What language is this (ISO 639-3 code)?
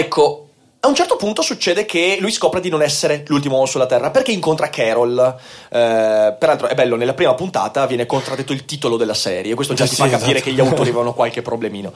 ita